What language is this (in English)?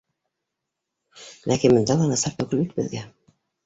Bashkir